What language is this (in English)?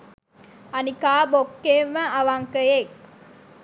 Sinhala